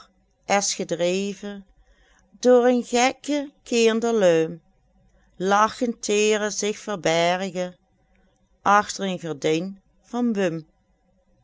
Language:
Dutch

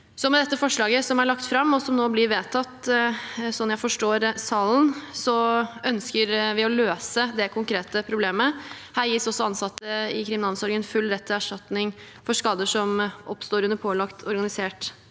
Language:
Norwegian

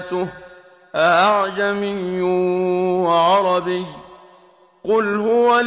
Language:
Arabic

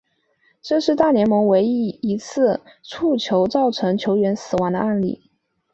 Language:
Chinese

